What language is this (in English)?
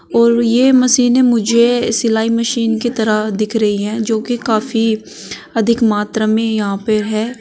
Hindi